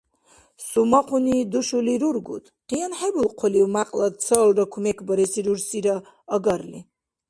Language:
Dargwa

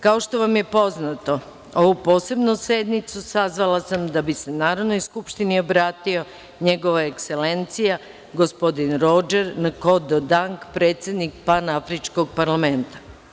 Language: Serbian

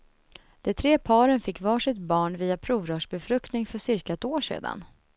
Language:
Swedish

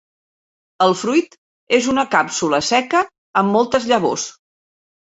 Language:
Catalan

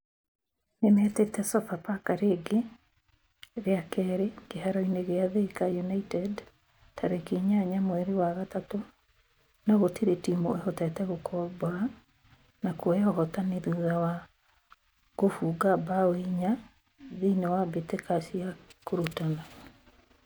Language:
Kikuyu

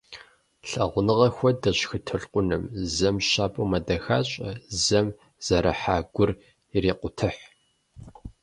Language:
Kabardian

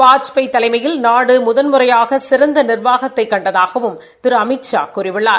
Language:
Tamil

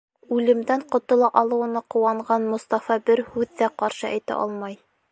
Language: Bashkir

